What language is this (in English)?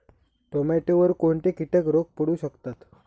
Marathi